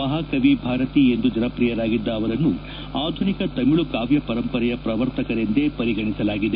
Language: Kannada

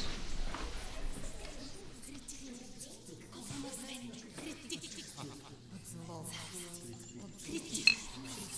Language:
Bulgarian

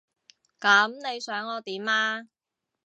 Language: Cantonese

